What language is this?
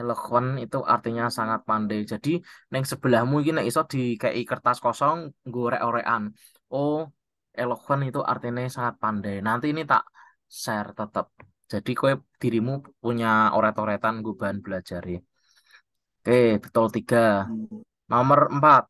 Indonesian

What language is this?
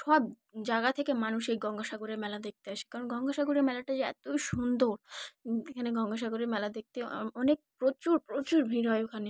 Bangla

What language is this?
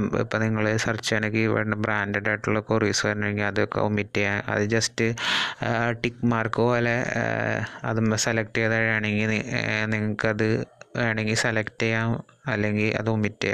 Malayalam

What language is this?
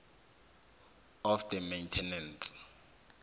South Ndebele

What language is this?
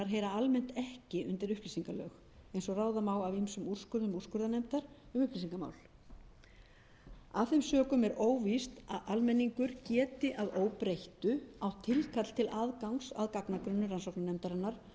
Icelandic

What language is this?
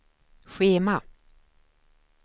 Swedish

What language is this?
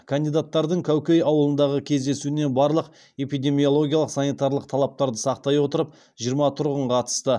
Kazakh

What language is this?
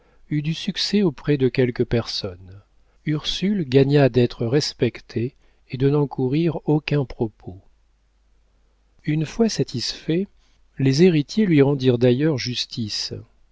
French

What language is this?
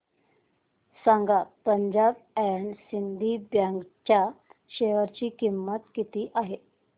Marathi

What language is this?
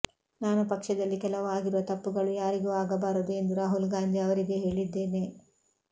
Kannada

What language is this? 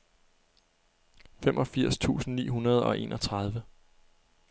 Danish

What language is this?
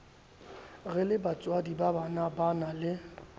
Southern Sotho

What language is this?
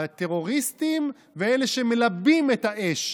Hebrew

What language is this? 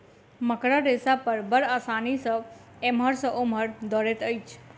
Maithili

